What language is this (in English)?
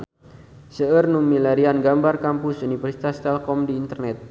Sundanese